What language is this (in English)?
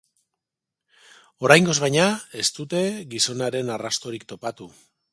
Basque